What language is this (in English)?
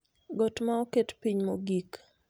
Luo (Kenya and Tanzania)